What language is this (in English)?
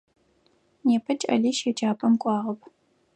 Adyghe